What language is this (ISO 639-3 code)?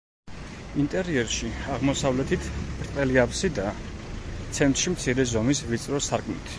kat